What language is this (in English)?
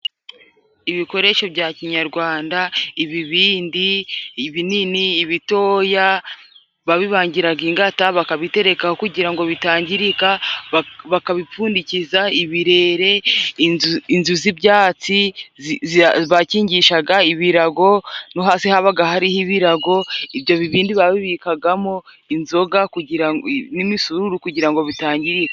Kinyarwanda